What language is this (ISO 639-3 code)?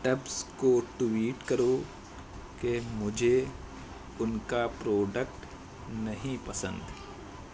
urd